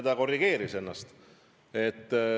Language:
Estonian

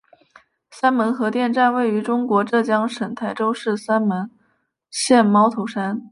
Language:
Chinese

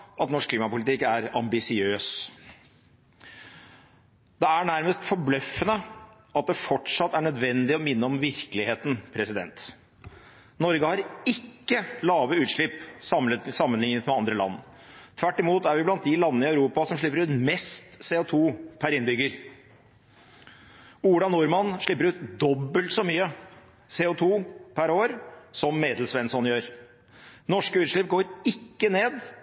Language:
Norwegian Bokmål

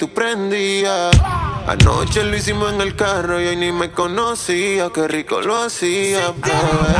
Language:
Spanish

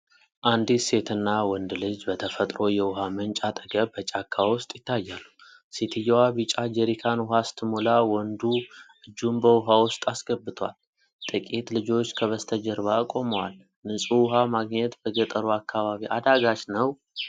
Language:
Amharic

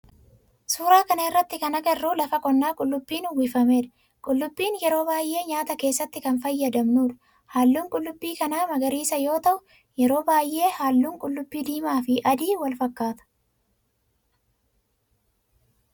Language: Oromo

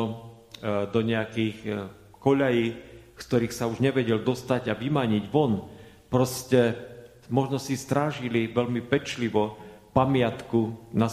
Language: Slovak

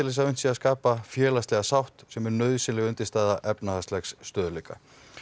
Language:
Icelandic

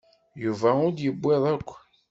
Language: Kabyle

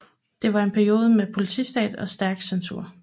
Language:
Danish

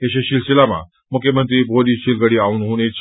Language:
Nepali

